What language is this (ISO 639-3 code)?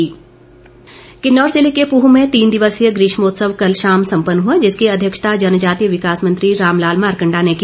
hin